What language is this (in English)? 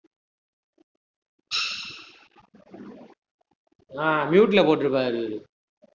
Tamil